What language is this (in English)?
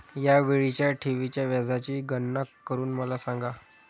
Marathi